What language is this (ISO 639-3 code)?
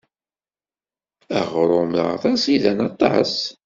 kab